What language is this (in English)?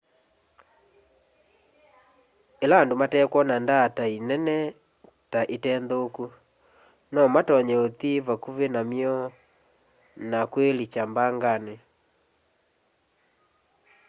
Kamba